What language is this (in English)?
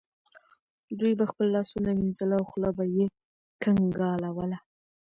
Pashto